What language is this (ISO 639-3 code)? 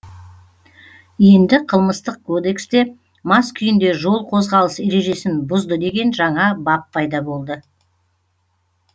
kaz